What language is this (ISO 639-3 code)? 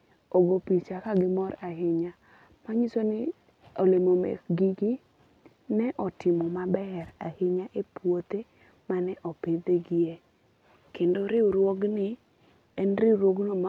luo